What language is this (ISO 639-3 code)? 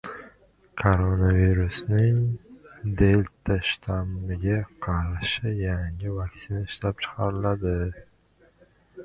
uzb